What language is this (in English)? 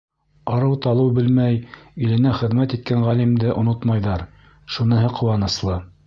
Bashkir